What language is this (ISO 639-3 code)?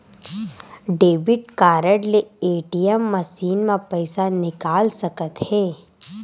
hne